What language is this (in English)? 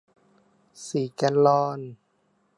Thai